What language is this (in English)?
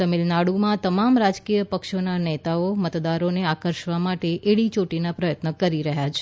Gujarati